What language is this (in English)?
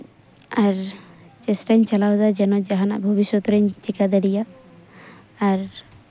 Santali